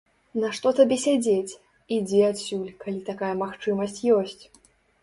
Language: Belarusian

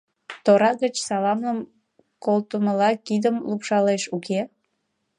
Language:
Mari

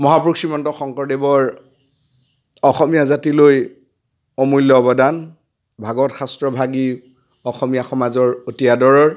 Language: Assamese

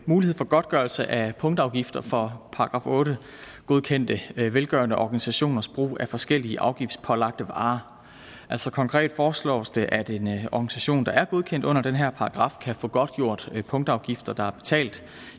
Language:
Danish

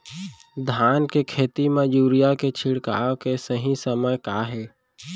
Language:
Chhattisgarhi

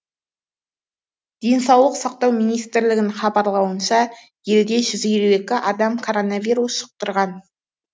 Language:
Kazakh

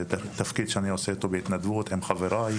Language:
Hebrew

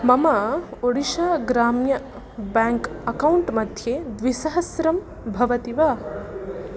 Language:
Sanskrit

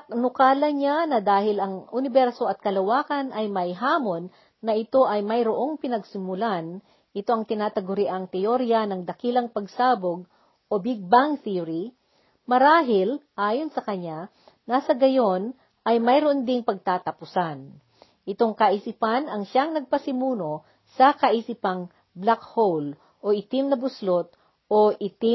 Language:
Filipino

